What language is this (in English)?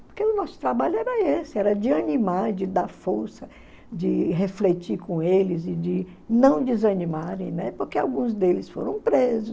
Portuguese